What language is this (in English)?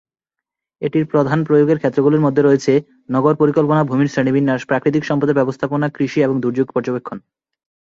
Bangla